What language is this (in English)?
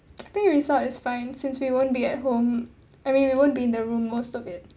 English